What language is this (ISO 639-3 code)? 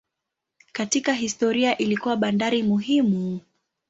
swa